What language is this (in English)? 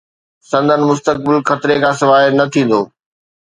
Sindhi